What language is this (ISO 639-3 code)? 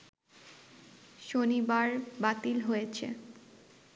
ben